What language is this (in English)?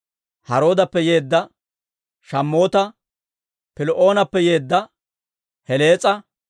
Dawro